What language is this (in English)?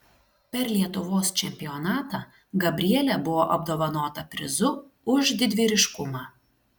Lithuanian